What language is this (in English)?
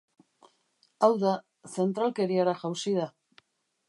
Basque